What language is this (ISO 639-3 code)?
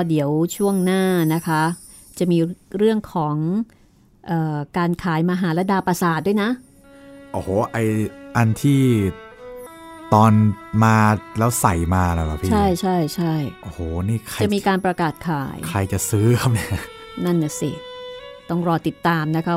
tha